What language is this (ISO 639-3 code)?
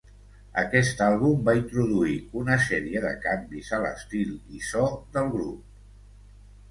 cat